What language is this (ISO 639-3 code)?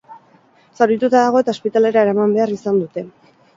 eus